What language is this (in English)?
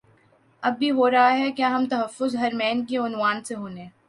Urdu